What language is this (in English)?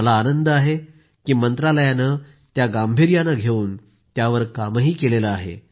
Marathi